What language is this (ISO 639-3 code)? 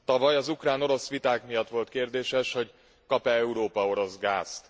hun